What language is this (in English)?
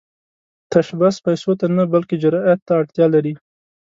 Pashto